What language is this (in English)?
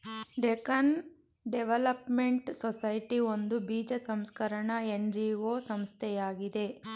Kannada